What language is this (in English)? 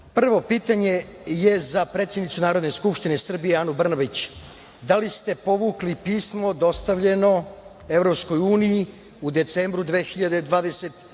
Serbian